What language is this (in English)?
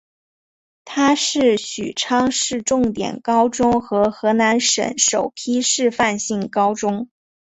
Chinese